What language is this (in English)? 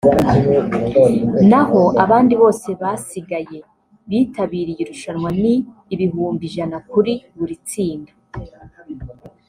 Kinyarwanda